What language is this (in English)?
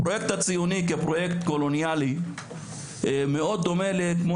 Hebrew